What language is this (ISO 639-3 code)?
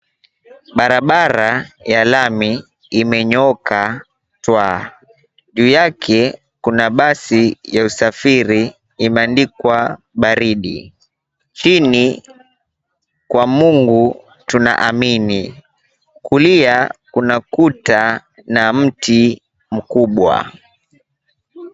swa